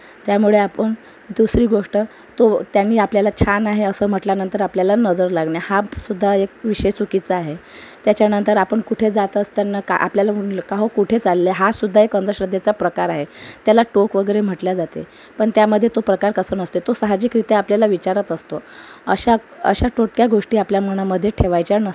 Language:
Marathi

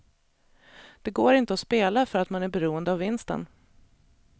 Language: Swedish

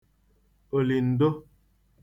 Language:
Igbo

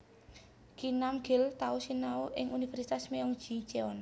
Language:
Javanese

